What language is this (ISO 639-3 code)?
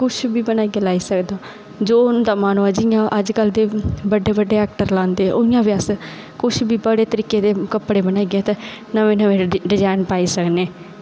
doi